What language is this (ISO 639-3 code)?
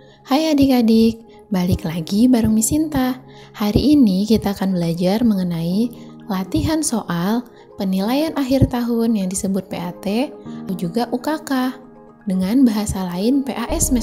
ind